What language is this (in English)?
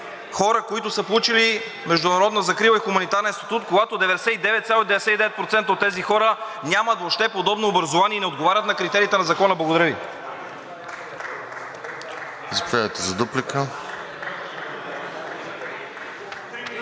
Bulgarian